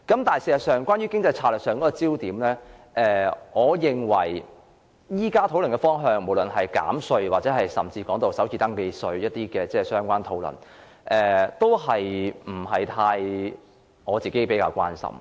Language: Cantonese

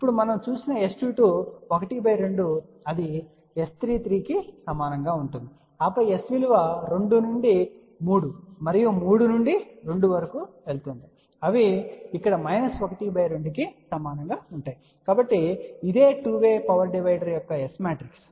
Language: Telugu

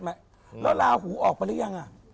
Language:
Thai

